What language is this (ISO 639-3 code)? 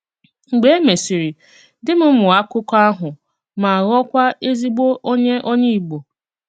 ibo